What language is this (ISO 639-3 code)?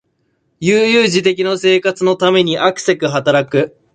jpn